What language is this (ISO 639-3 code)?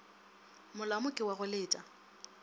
nso